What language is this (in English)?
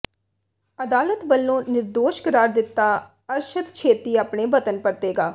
Punjabi